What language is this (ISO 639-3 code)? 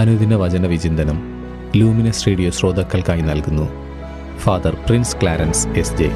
mal